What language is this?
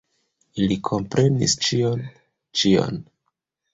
Esperanto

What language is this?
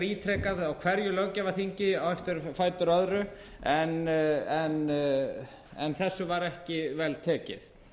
Icelandic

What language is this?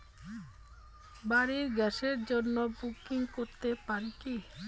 Bangla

